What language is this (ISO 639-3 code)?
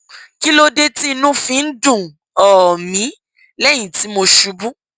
yor